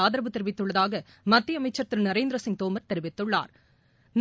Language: Tamil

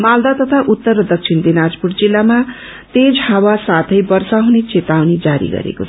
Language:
Nepali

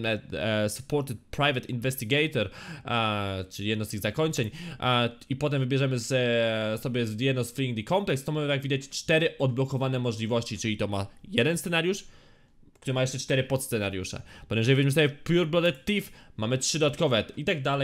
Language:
Polish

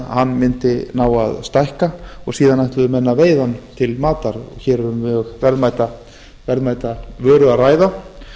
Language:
Icelandic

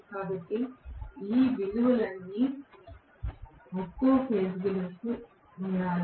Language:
Telugu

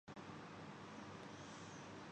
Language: Urdu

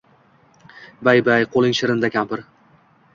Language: Uzbek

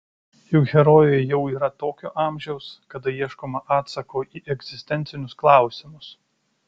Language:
Lithuanian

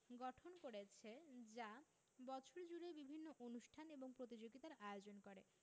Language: Bangla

